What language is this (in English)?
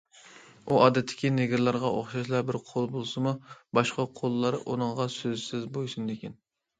Uyghur